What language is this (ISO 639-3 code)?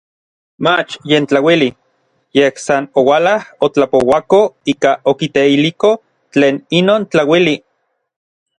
nlv